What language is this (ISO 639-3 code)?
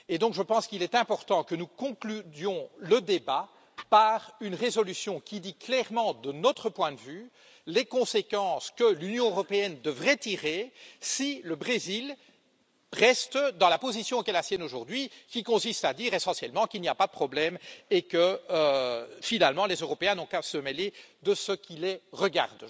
fra